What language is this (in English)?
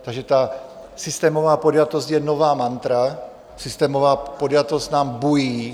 Czech